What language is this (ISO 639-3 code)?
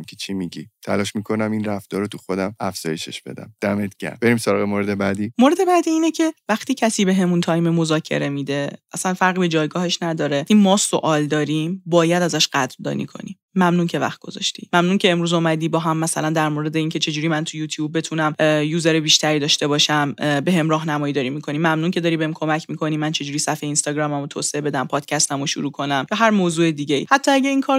fas